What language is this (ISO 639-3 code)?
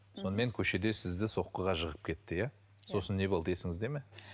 kaz